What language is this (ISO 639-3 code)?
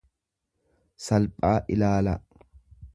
orm